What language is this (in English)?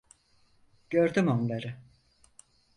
Turkish